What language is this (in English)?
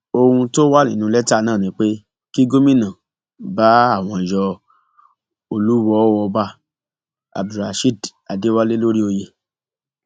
Yoruba